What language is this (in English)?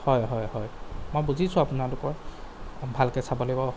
Assamese